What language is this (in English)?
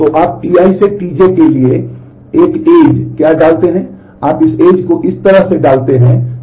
Hindi